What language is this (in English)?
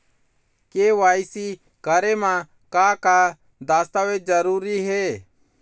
Chhattisgarhi